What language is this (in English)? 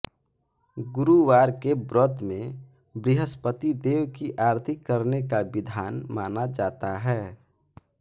Hindi